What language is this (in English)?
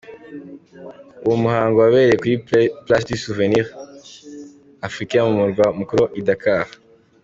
Kinyarwanda